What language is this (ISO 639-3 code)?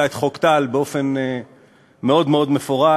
heb